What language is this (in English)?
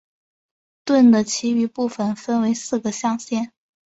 Chinese